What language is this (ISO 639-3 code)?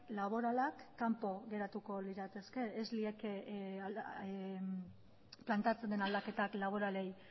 eus